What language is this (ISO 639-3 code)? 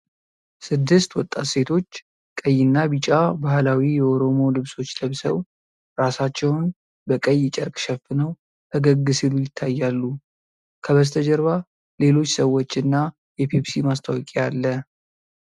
amh